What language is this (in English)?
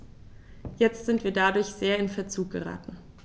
German